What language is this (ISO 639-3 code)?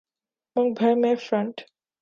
urd